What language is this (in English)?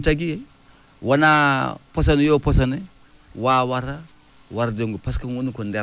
Fula